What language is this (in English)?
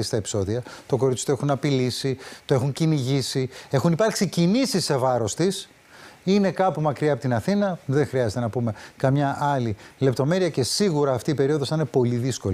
Greek